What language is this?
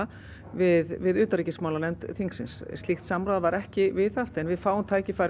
Icelandic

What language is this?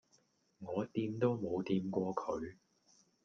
Cantonese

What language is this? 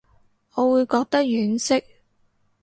Cantonese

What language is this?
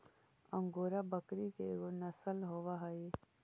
Magahi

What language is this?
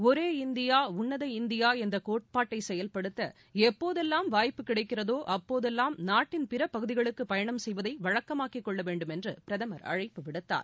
Tamil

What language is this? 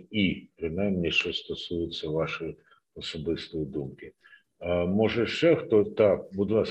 Ukrainian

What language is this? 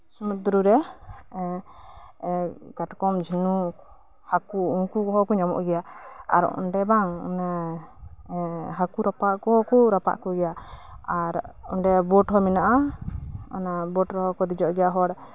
Santali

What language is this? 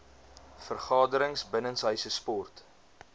Afrikaans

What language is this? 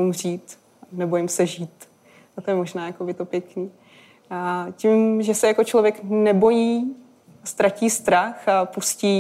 Czech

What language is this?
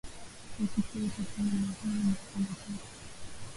Swahili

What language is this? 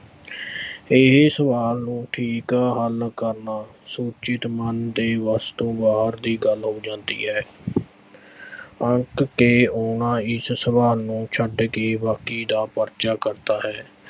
Punjabi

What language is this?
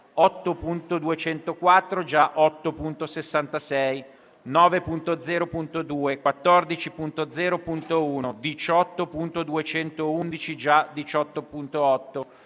Italian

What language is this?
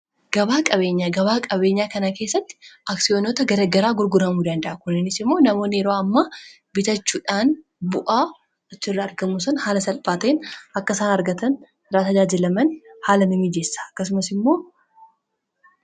Oromo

